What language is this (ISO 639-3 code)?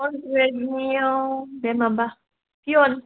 brx